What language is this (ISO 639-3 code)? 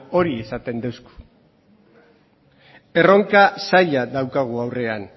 eus